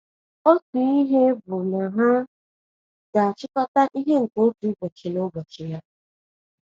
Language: Igbo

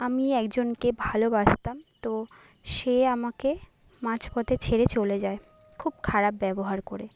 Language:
Bangla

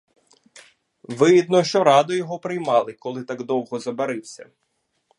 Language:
Ukrainian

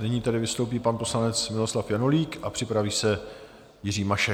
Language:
Czech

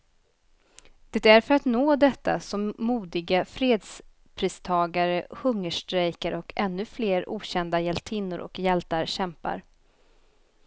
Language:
Swedish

